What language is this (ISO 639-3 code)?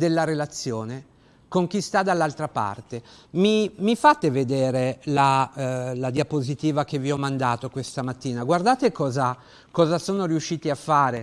ita